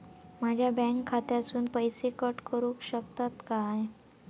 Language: Marathi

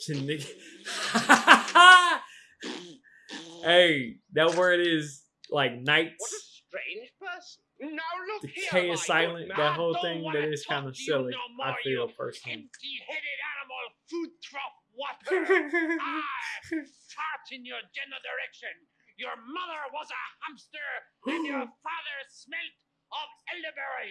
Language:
English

